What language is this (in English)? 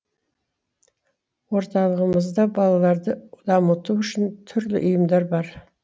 Kazakh